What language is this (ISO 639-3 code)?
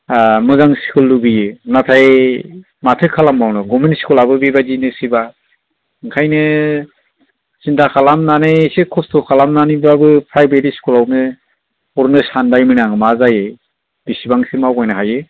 brx